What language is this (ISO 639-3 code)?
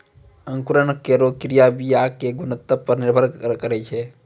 mai